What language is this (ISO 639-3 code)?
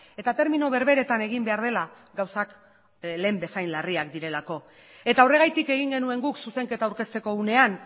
eus